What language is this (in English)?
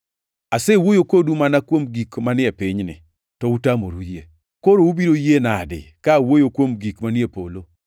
Luo (Kenya and Tanzania)